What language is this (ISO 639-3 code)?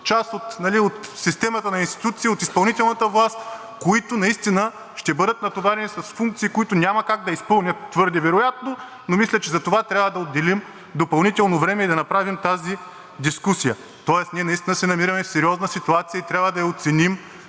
bul